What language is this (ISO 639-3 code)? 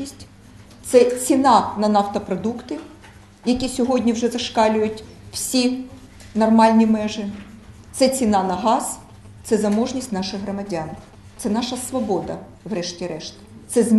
ukr